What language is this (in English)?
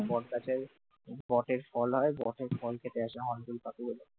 Bangla